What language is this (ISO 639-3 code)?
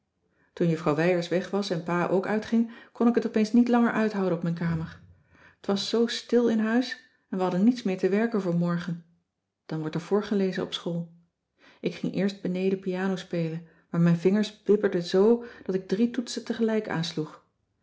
nld